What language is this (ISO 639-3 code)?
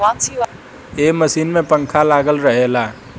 bho